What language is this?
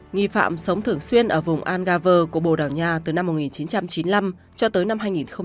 Vietnamese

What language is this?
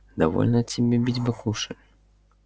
Russian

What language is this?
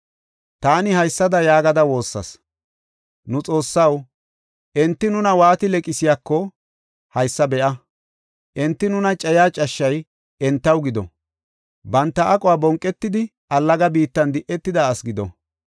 Gofa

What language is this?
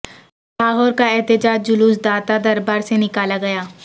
Urdu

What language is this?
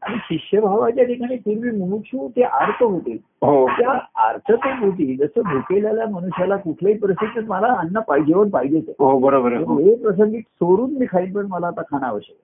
Marathi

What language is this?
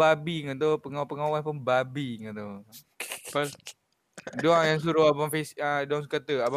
Malay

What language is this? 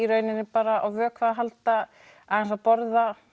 Icelandic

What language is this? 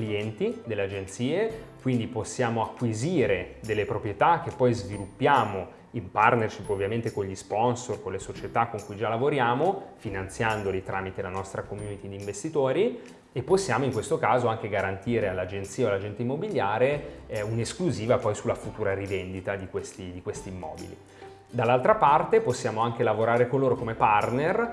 Italian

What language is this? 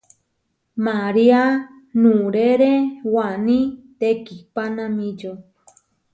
Huarijio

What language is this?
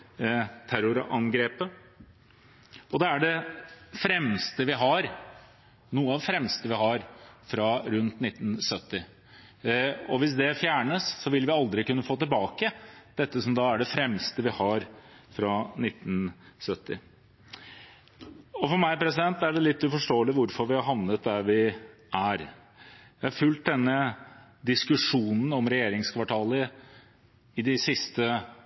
Norwegian Bokmål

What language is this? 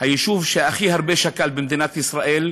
Hebrew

